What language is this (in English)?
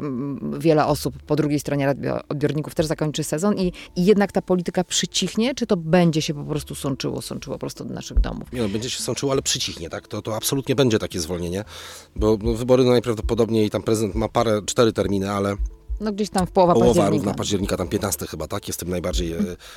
Polish